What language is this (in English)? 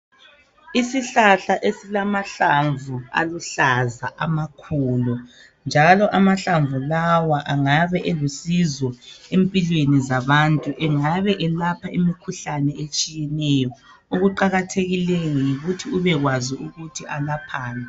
North Ndebele